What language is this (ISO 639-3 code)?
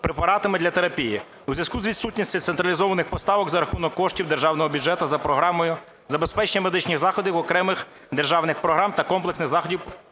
ukr